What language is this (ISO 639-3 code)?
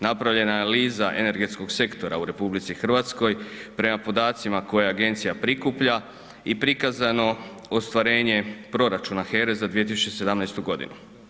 hrv